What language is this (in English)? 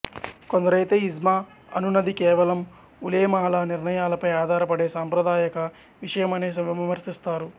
Telugu